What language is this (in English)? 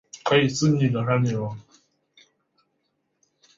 Chinese